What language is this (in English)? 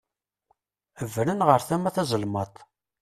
Kabyle